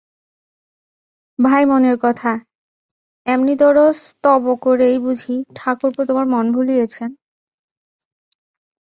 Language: Bangla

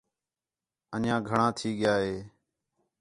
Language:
Khetrani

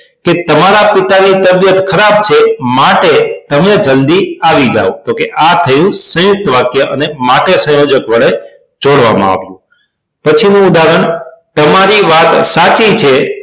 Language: Gujarati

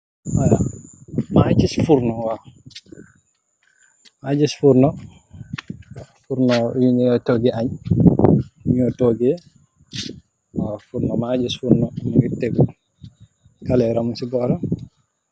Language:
Wolof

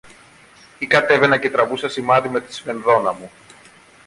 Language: Greek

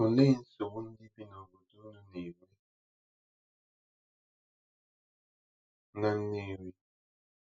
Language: Igbo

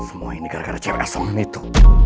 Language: Indonesian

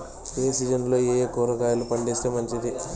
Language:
Telugu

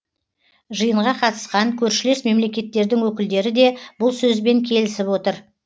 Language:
Kazakh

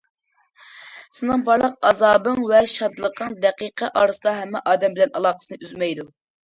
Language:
Uyghur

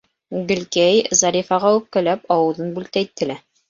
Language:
Bashkir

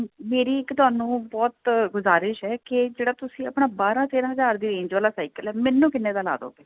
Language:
Punjabi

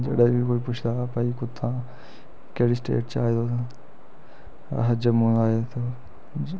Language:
Dogri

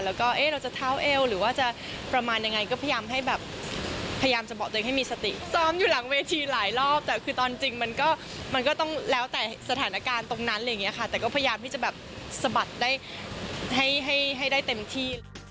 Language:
Thai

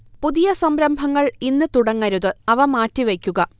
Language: Malayalam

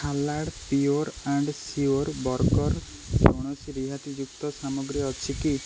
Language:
Odia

